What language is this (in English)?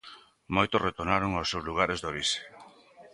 Galician